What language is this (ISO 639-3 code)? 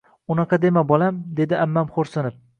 uzb